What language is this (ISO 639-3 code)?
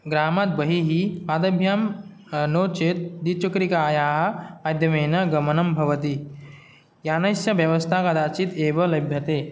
san